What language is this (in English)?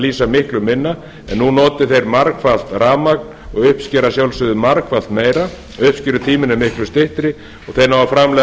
Icelandic